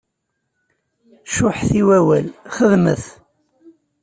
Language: Kabyle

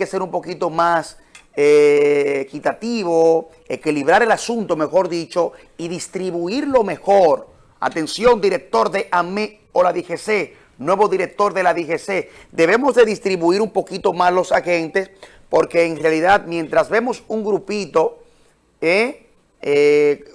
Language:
Spanish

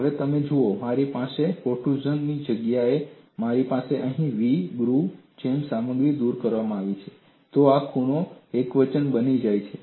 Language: Gujarati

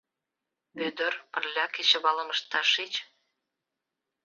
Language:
Mari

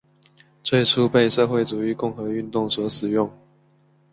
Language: Chinese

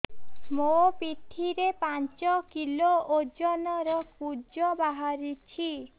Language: Odia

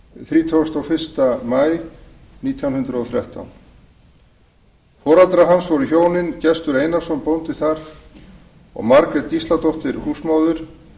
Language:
Icelandic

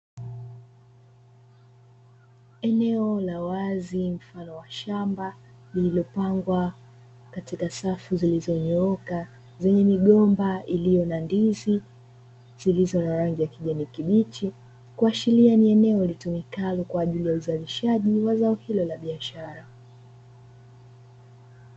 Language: Swahili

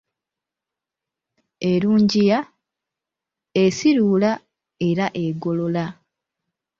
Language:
Ganda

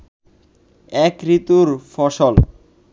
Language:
Bangla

